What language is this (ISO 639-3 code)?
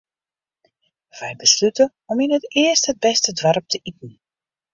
fry